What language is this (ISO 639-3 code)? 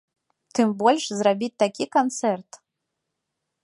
bel